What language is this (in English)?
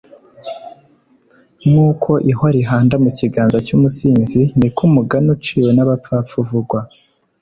Kinyarwanda